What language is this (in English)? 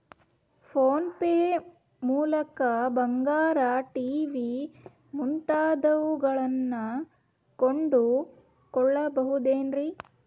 Kannada